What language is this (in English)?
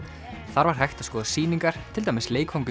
Icelandic